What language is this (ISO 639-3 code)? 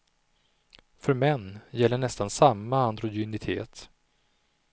swe